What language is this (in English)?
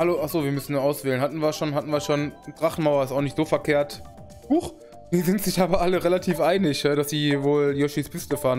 German